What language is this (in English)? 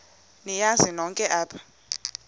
Xhosa